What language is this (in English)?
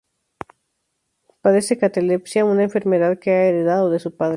Spanish